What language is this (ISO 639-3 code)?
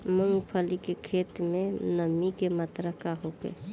bho